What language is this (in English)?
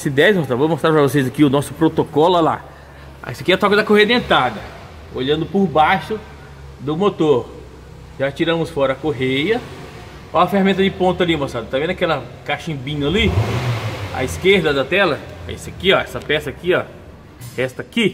Portuguese